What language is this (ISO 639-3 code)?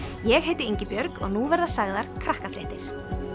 isl